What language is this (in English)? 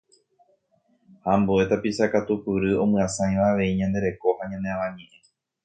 Guarani